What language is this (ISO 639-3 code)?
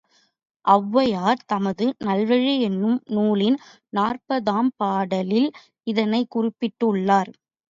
tam